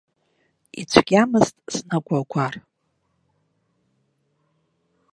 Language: Abkhazian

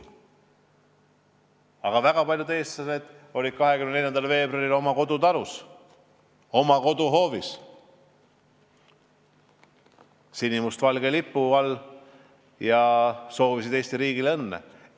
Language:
Estonian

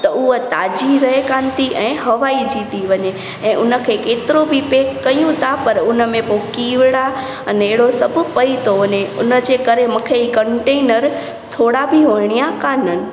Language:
Sindhi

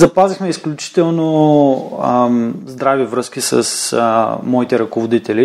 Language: Bulgarian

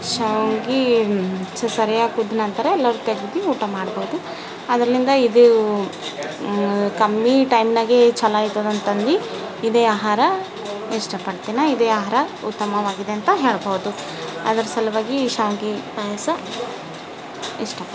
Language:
Kannada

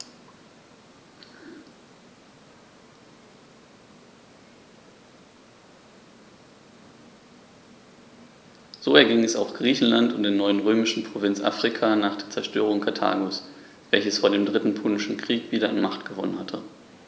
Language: German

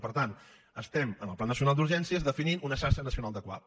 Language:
Catalan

